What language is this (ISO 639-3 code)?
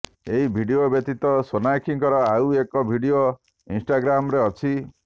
ori